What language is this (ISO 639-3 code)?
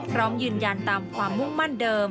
tha